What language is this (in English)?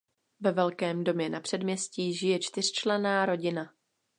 Czech